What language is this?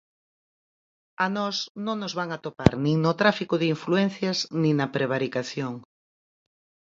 Galician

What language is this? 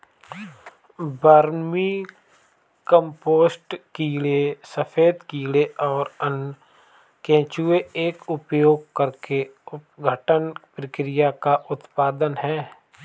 Hindi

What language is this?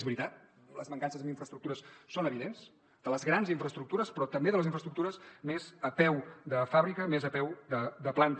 Catalan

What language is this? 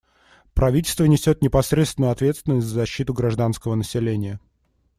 Russian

